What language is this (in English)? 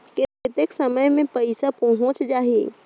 Chhattisgarhi